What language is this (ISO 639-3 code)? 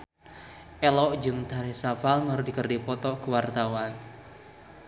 sun